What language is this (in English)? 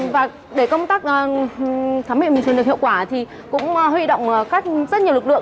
Vietnamese